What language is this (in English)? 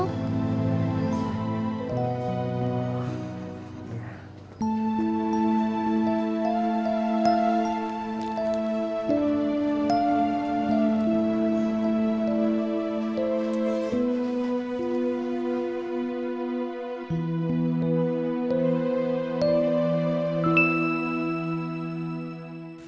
Indonesian